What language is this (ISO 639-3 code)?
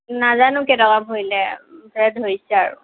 asm